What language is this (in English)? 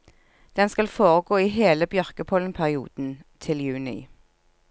Norwegian